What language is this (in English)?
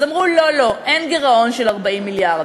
Hebrew